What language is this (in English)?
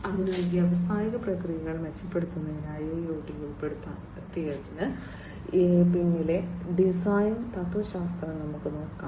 Malayalam